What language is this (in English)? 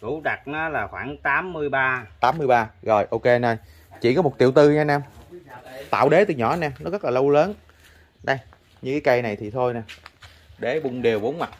Vietnamese